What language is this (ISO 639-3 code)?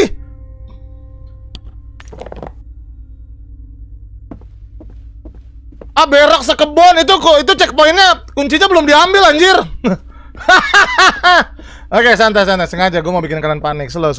ind